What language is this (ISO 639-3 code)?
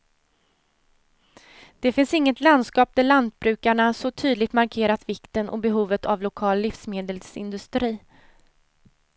swe